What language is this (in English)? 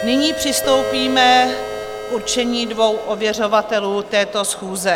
Czech